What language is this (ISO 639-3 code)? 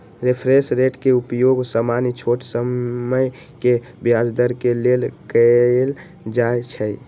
mag